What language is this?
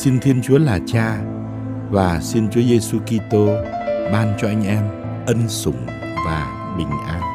Vietnamese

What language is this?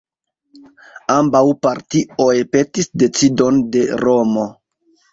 Esperanto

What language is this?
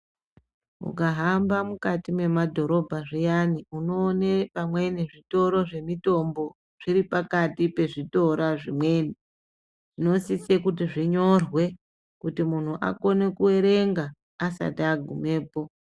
Ndau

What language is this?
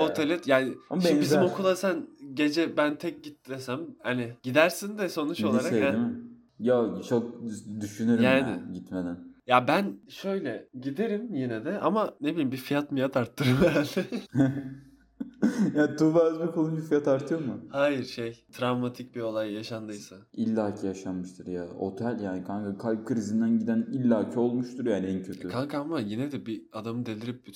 Turkish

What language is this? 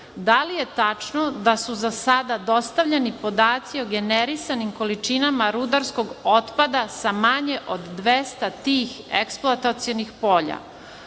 Serbian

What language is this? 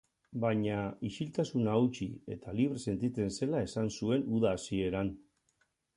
Basque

